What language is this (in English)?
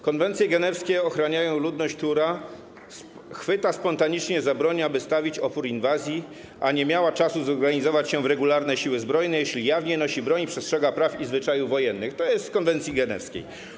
Polish